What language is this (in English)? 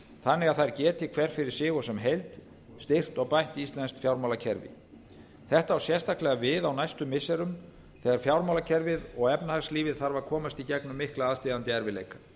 Icelandic